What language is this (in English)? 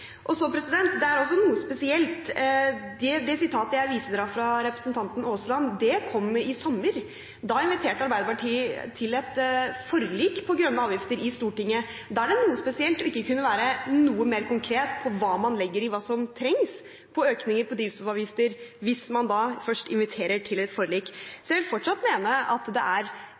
Norwegian Bokmål